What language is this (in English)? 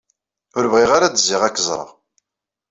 Kabyle